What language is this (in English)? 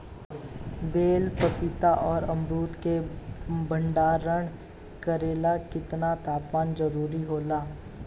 Bhojpuri